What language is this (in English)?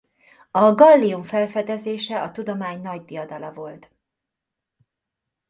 Hungarian